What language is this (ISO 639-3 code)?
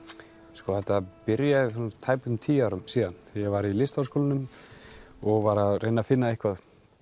isl